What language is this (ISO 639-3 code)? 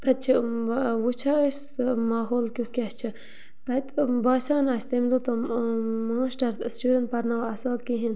kas